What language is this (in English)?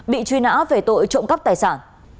Vietnamese